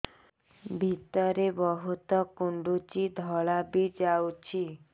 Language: Odia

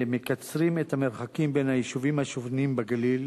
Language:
Hebrew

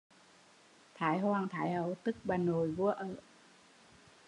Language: Vietnamese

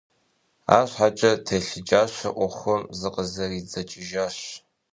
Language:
Kabardian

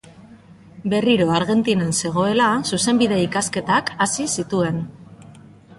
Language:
Basque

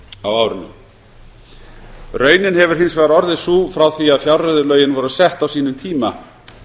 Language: Icelandic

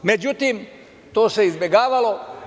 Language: Serbian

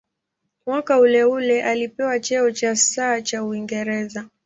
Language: Swahili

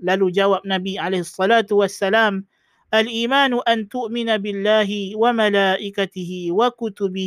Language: Malay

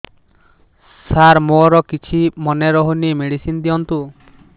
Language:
Odia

